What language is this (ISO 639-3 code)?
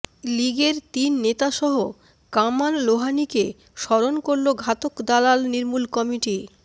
ben